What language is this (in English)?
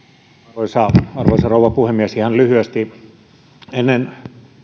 Finnish